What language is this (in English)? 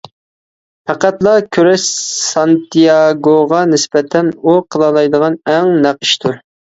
Uyghur